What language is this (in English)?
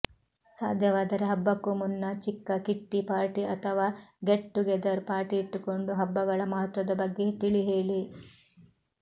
Kannada